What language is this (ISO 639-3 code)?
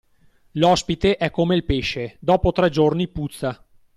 ita